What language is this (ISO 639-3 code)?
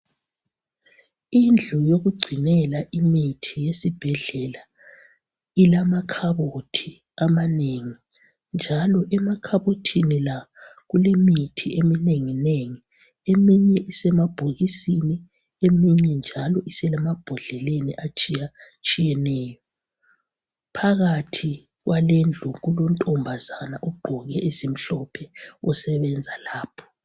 nde